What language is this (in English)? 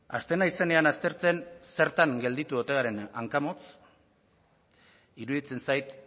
Basque